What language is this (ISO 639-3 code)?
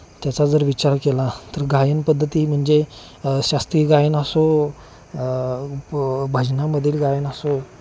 mar